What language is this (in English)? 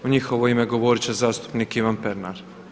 Croatian